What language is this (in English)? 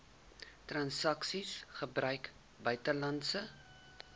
Afrikaans